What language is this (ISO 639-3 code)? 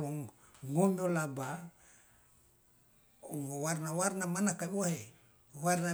loa